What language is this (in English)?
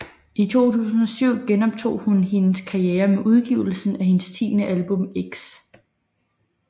Danish